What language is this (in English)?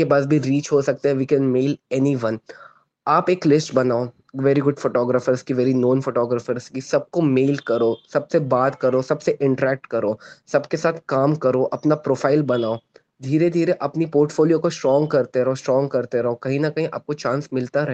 Hindi